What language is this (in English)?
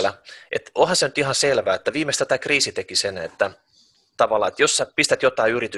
Finnish